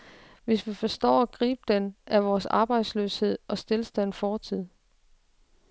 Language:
Danish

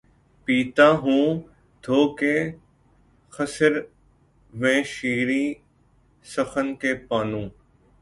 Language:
Urdu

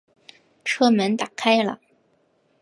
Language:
Chinese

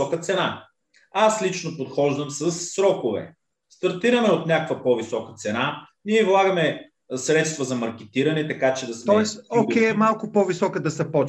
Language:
Bulgarian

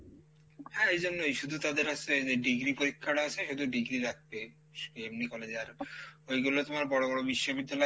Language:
Bangla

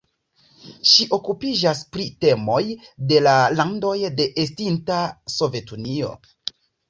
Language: Esperanto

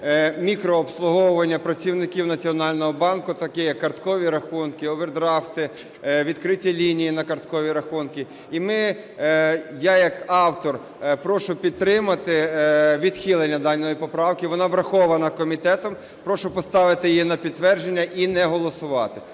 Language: Ukrainian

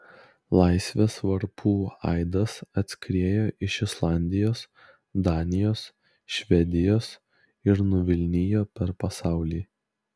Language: Lithuanian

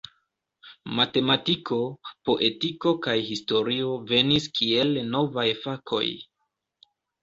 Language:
Esperanto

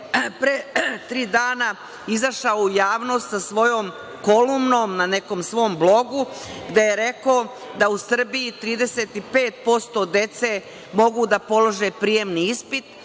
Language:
Serbian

